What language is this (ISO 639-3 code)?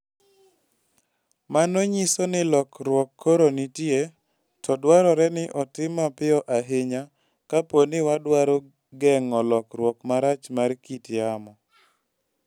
luo